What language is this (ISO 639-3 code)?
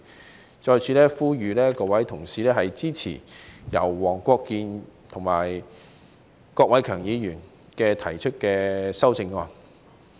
yue